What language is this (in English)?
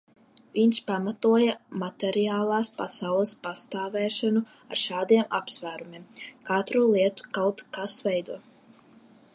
Latvian